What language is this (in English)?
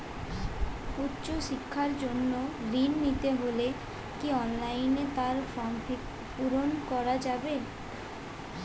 Bangla